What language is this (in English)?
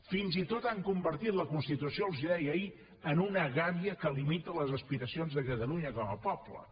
Catalan